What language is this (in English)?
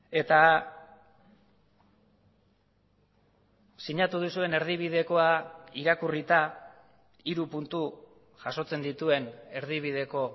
Basque